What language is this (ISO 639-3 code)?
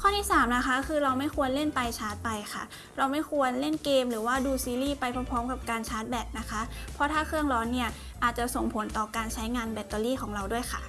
tha